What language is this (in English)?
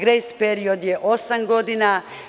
Serbian